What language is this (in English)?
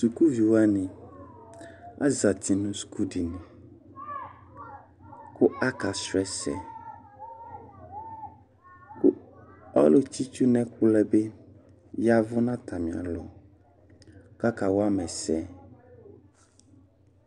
Ikposo